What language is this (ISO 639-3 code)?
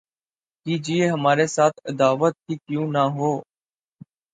urd